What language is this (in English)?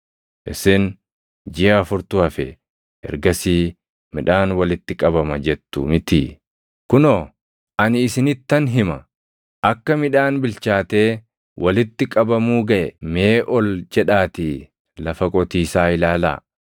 Oromo